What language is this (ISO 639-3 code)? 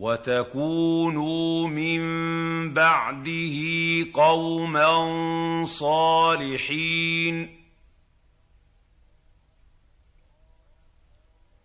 ara